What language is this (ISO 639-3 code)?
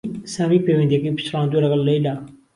ckb